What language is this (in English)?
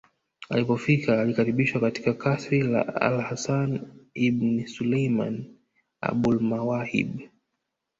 Swahili